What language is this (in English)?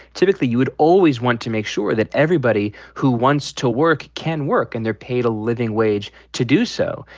English